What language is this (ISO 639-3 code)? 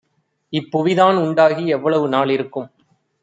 tam